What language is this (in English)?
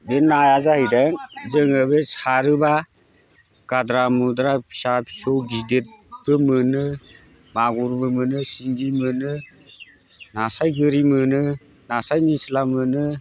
Bodo